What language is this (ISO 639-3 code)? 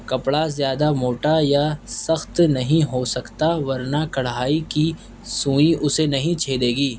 urd